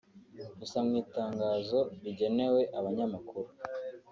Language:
Kinyarwanda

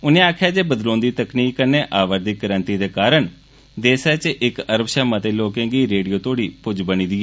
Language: Dogri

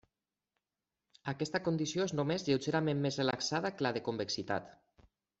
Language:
Catalan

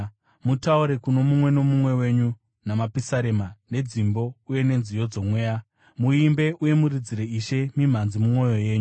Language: Shona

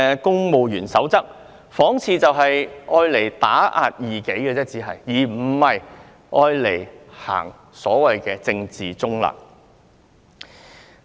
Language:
Cantonese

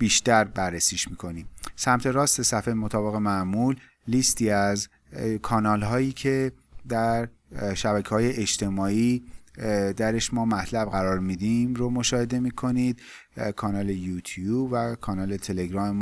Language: Persian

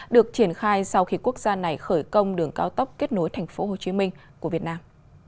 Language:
Vietnamese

